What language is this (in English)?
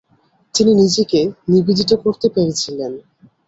Bangla